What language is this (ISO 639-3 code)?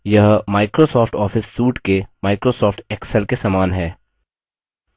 hin